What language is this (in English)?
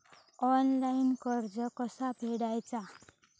Marathi